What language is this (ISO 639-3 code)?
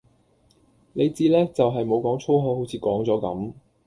yue